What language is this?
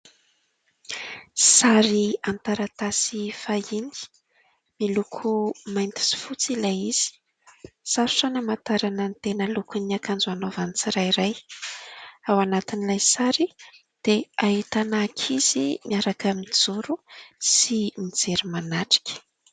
Malagasy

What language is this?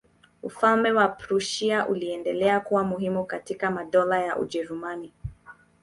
Swahili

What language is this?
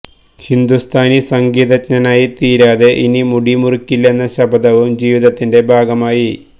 Malayalam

